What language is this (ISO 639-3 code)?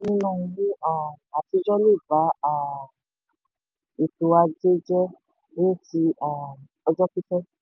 yor